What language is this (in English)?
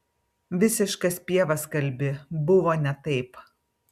Lithuanian